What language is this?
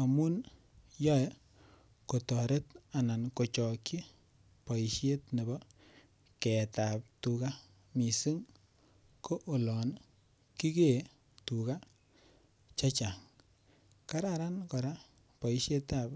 Kalenjin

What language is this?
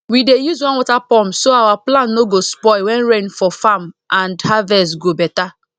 Nigerian Pidgin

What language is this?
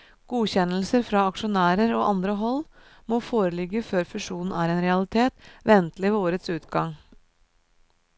Norwegian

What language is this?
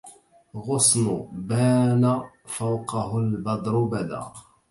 Arabic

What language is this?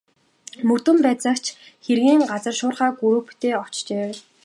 Mongolian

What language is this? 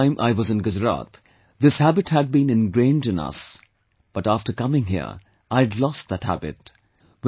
English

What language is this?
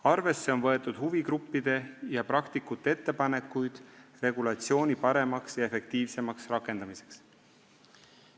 Estonian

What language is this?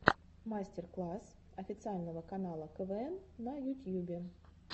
Russian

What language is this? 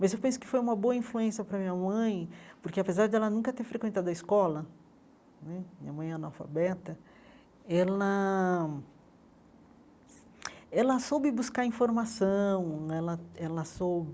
Portuguese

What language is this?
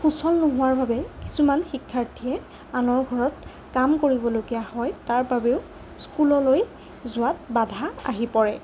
Assamese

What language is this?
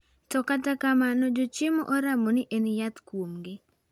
Luo (Kenya and Tanzania)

